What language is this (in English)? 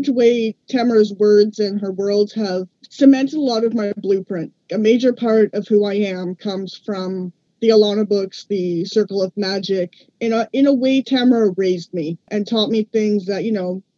English